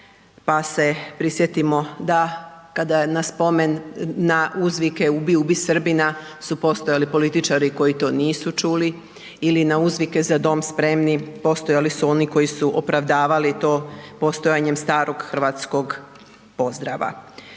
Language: Croatian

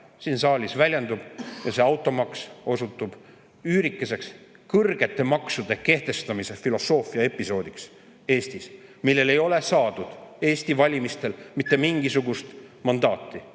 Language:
Estonian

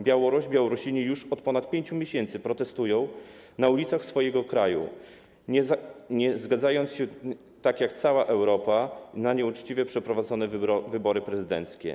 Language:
Polish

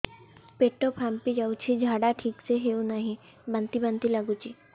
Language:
Odia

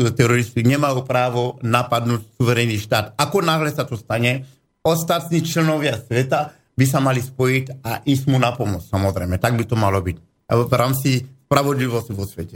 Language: Slovak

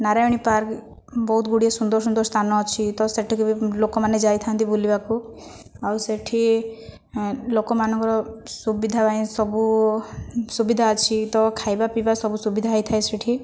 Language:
Odia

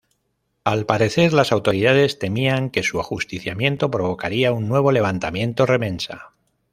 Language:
Spanish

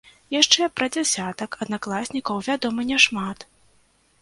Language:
Belarusian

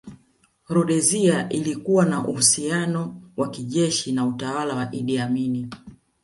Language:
Swahili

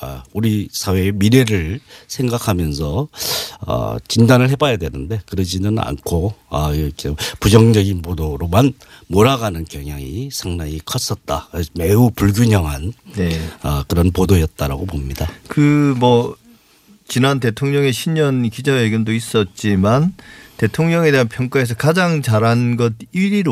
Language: Korean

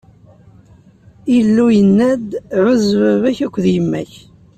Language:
Kabyle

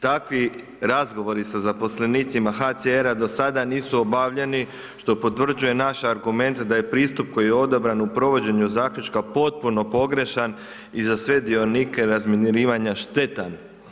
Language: Croatian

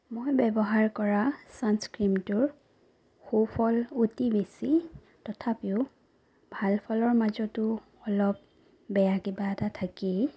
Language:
Assamese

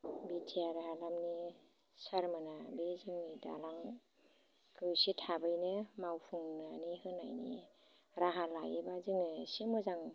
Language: Bodo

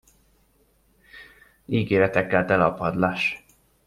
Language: Hungarian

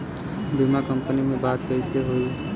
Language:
Bhojpuri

